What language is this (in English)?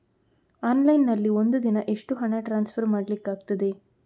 Kannada